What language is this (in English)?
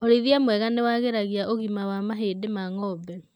Kikuyu